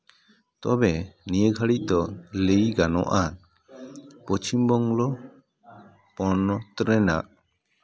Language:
Santali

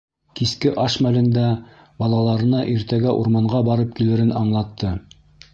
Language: Bashkir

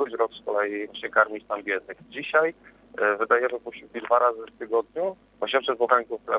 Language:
Polish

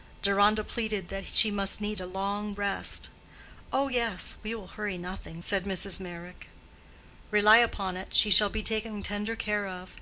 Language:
English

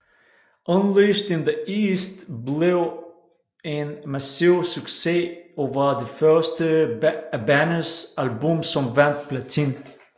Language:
Danish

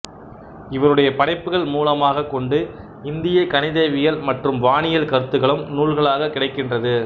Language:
Tamil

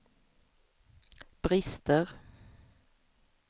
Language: Swedish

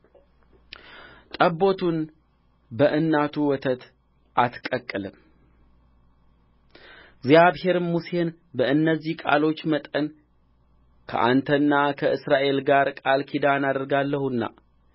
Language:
Amharic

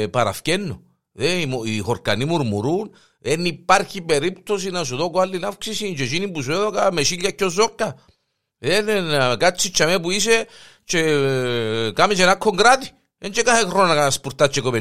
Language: Greek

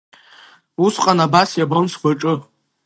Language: Abkhazian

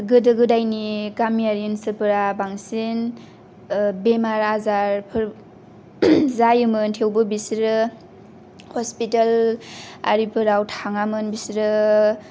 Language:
Bodo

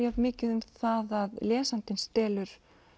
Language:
Icelandic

